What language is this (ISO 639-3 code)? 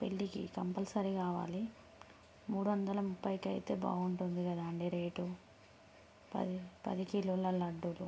tel